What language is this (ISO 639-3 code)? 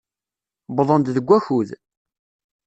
kab